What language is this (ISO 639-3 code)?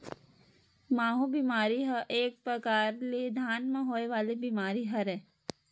hne